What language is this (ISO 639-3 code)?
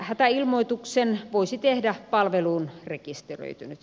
fin